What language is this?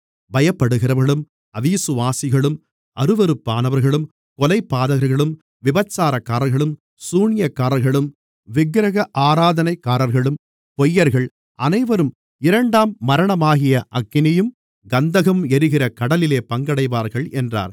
Tamil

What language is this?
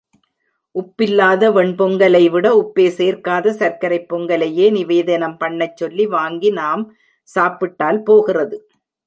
Tamil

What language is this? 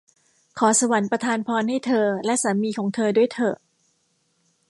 Thai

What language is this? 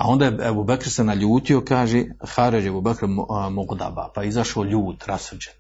Croatian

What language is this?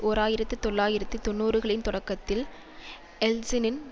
Tamil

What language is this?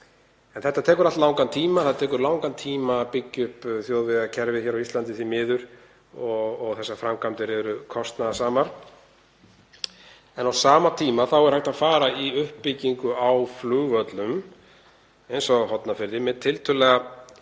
Icelandic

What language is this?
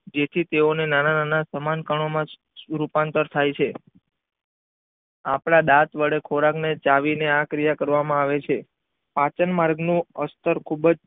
Gujarati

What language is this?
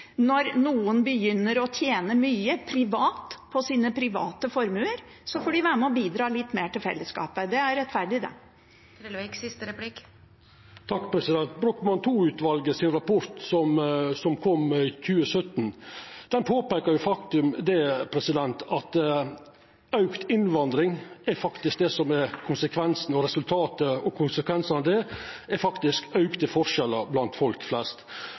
Norwegian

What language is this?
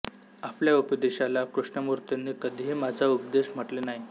Marathi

